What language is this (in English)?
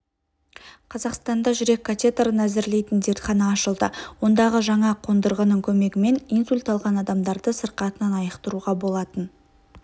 Kazakh